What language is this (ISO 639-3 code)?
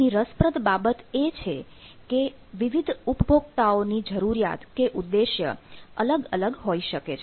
guj